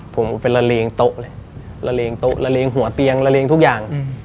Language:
Thai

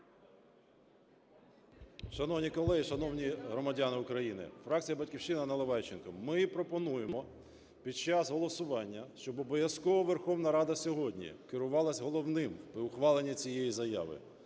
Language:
Ukrainian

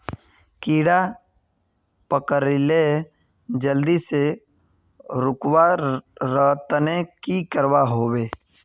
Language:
Magahi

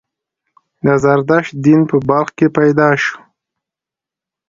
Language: Pashto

